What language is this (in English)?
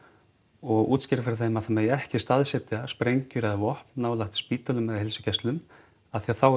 Icelandic